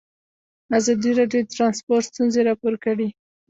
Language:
Pashto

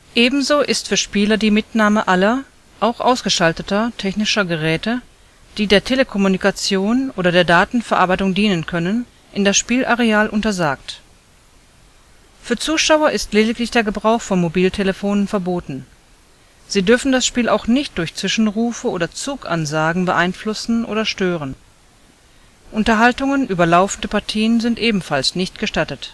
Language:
German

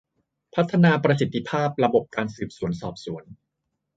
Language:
Thai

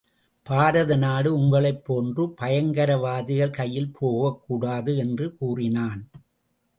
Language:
Tamil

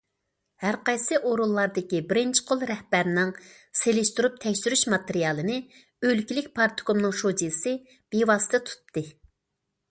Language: Uyghur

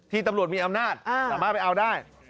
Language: Thai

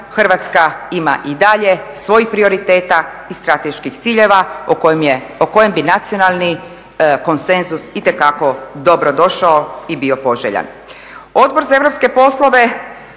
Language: Croatian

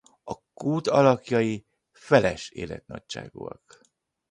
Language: Hungarian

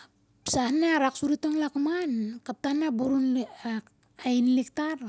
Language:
Siar-Lak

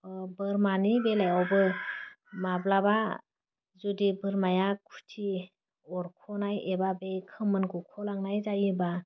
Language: Bodo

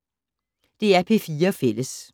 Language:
Danish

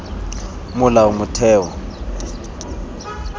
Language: Tswana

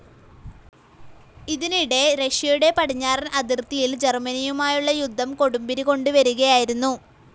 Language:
Malayalam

